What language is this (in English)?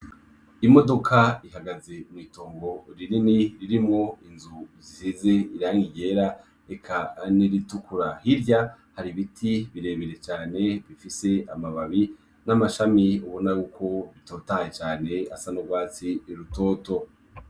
Rundi